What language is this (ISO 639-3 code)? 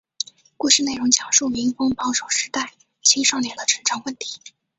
zho